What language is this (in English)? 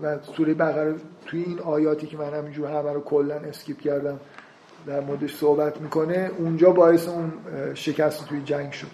Persian